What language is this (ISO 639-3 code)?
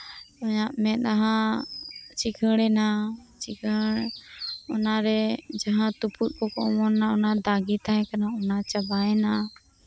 sat